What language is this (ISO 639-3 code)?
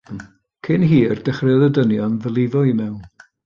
cym